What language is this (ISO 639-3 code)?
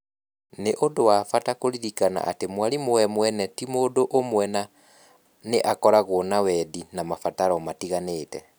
kik